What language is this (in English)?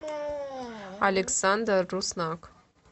Russian